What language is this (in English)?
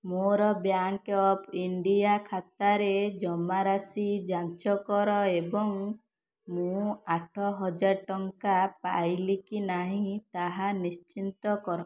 Odia